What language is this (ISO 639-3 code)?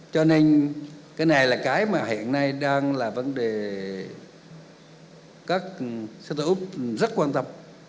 vie